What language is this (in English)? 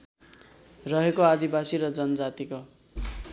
Nepali